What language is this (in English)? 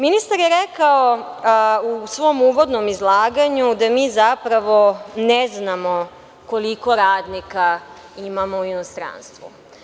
Serbian